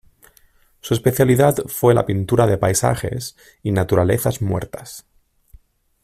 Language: Spanish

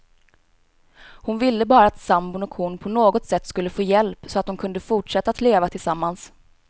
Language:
Swedish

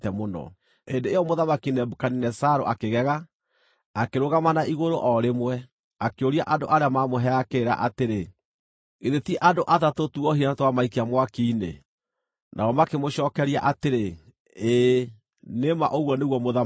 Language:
Kikuyu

